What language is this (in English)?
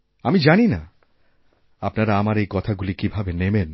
Bangla